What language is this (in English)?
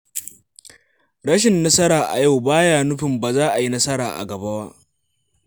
Hausa